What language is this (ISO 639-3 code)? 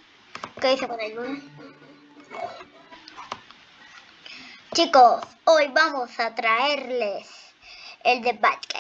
spa